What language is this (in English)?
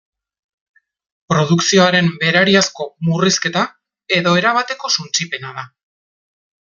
Basque